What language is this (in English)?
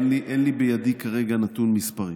Hebrew